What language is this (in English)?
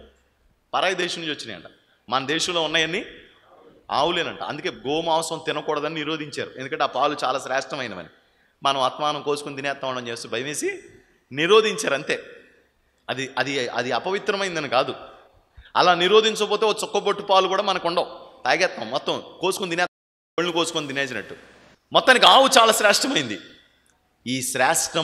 Telugu